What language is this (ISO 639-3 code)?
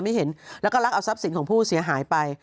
tha